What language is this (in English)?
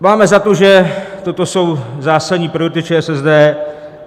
Czech